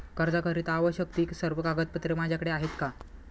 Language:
Marathi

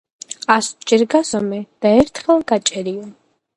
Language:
Georgian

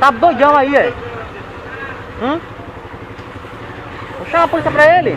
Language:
Portuguese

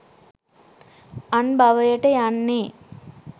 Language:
Sinhala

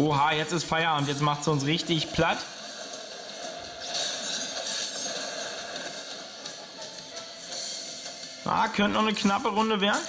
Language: German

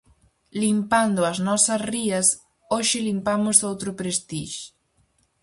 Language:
Galician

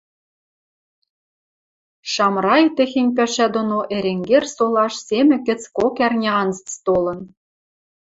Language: Western Mari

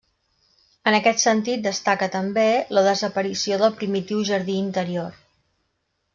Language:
Catalan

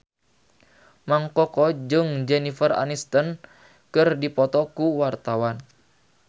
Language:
Sundanese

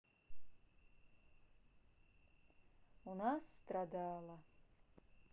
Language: Russian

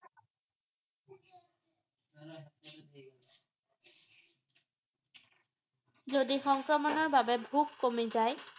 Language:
Assamese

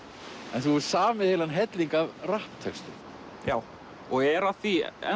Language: Icelandic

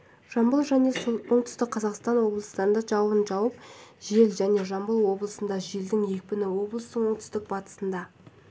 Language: Kazakh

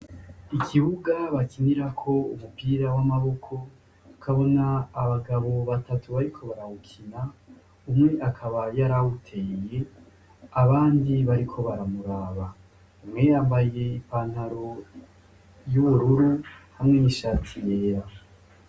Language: Rundi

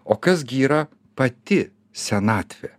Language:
Lithuanian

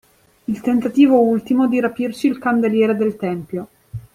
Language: Italian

